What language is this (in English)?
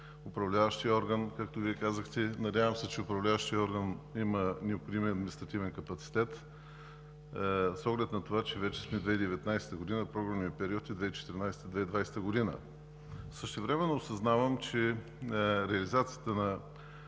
Bulgarian